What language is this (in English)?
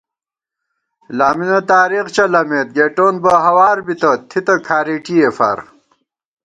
Gawar-Bati